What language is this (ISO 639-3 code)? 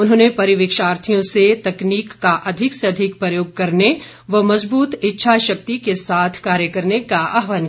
hin